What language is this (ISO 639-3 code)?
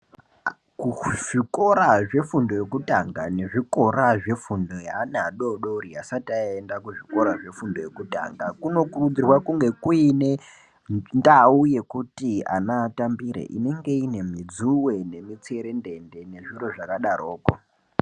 ndc